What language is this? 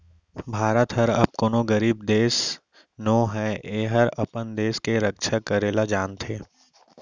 Chhattisgarhi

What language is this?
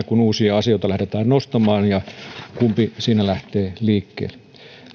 Finnish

